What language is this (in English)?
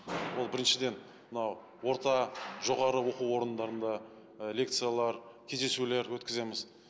Kazakh